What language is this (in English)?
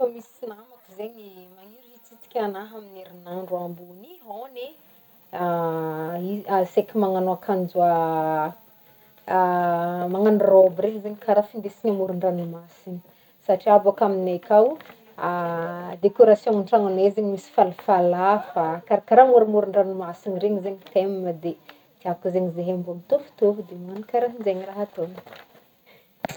Northern Betsimisaraka Malagasy